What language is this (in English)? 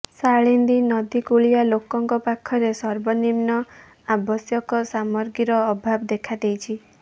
Odia